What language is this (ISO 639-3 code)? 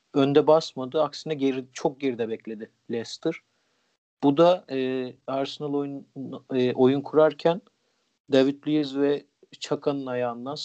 tur